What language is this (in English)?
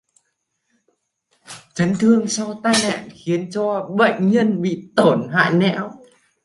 Vietnamese